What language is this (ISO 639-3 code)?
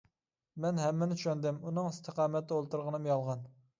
uig